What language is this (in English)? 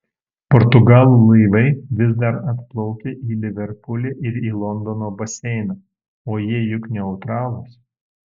Lithuanian